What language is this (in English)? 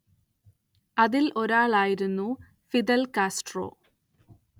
Malayalam